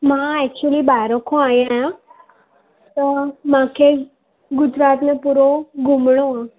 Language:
Sindhi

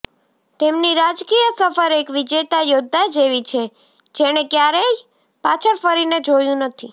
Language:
Gujarati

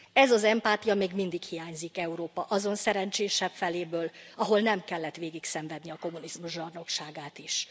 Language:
Hungarian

